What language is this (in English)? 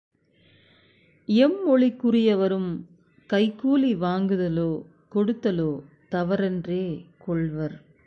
Tamil